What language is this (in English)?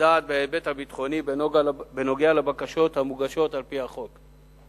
Hebrew